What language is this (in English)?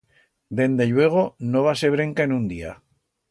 Aragonese